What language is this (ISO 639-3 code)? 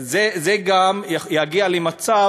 heb